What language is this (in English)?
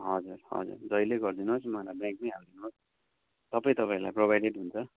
Nepali